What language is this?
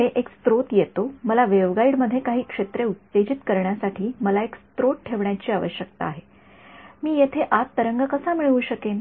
Marathi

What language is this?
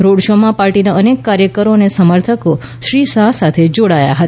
Gujarati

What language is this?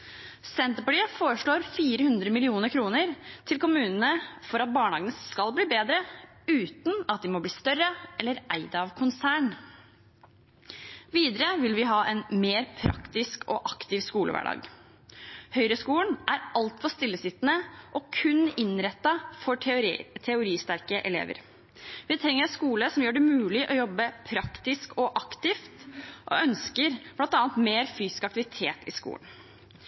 Norwegian Bokmål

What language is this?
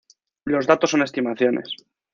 Spanish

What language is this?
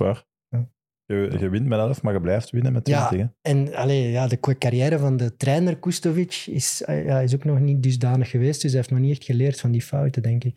Dutch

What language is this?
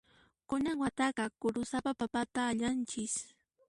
Puno Quechua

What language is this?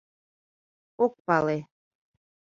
Mari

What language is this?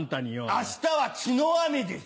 Japanese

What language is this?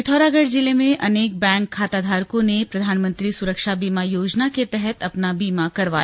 Hindi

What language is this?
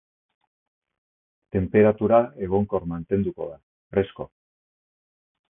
Basque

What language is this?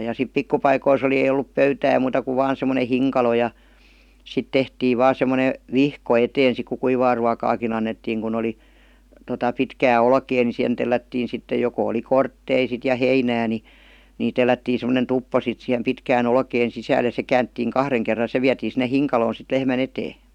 Finnish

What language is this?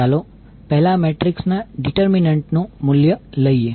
Gujarati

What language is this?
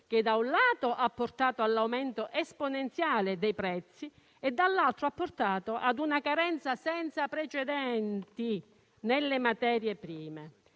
Italian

